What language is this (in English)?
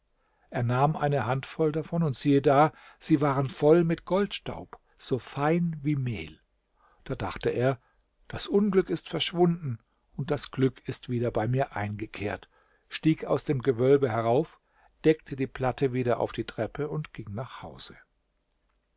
German